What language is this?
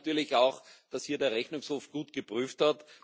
German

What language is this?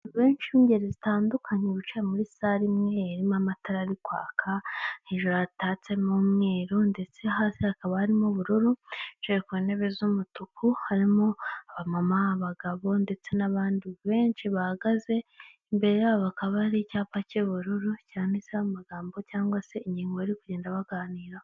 Kinyarwanda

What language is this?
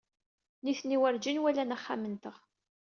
Kabyle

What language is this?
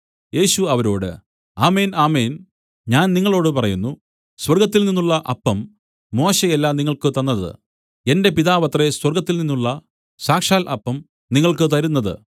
Malayalam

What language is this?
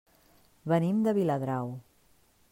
Catalan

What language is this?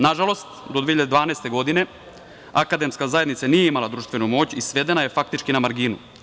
Serbian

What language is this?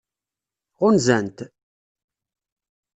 Kabyle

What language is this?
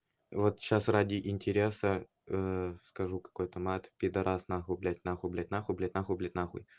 Russian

